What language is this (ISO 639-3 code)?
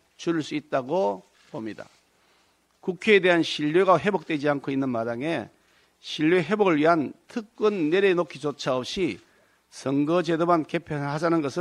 kor